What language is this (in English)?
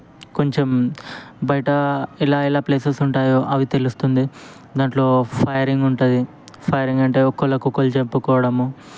Telugu